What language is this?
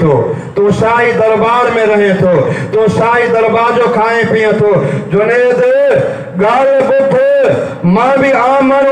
Hindi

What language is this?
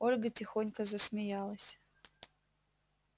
Russian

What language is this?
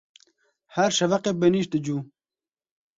Kurdish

